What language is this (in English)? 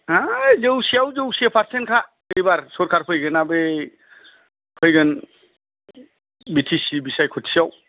Bodo